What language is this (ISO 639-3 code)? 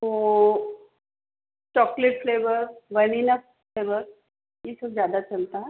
hin